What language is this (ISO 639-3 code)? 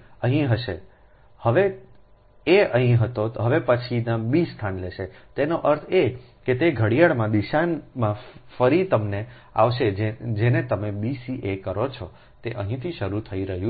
guj